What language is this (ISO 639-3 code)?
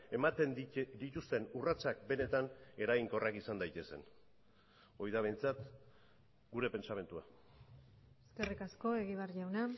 eus